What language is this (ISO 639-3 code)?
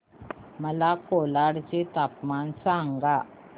mar